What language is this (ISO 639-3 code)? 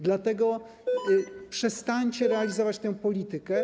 pol